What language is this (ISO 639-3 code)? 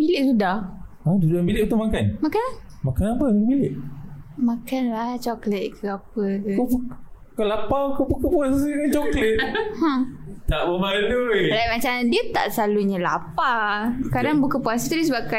msa